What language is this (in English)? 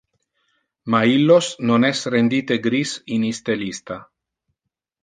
Interlingua